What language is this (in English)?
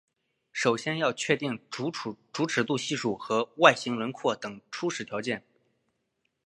Chinese